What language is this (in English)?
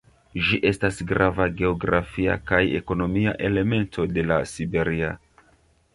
Esperanto